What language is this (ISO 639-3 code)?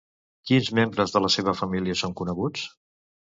cat